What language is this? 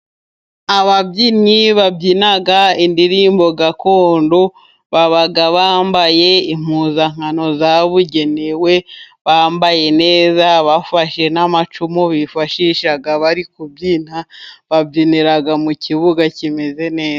Kinyarwanda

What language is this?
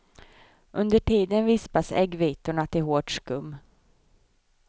Swedish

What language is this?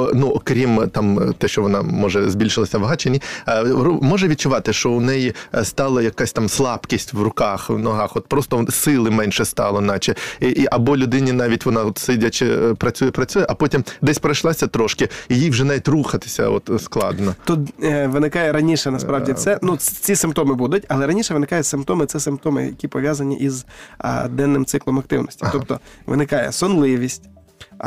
Ukrainian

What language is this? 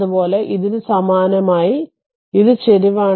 Malayalam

